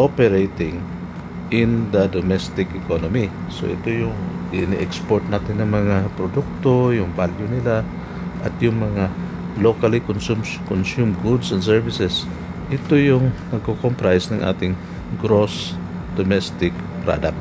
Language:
Filipino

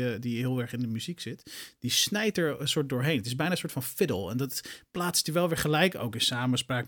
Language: Dutch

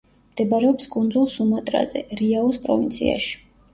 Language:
Georgian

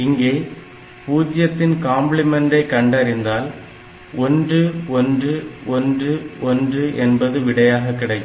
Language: Tamil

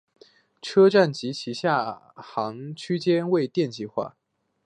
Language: Chinese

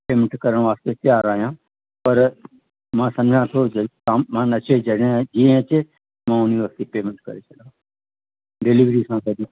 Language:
Sindhi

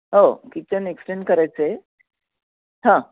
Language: Marathi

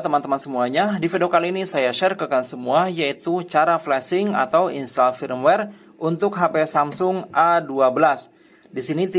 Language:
Indonesian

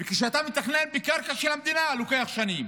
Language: Hebrew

